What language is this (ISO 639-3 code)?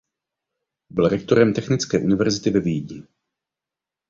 ces